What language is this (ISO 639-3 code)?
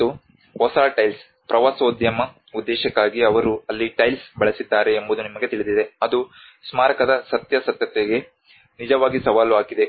kan